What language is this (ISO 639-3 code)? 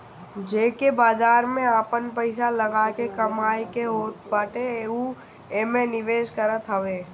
bho